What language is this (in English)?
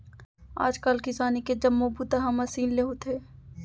Chhattisgarhi